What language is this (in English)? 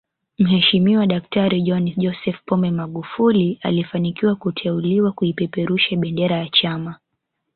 Swahili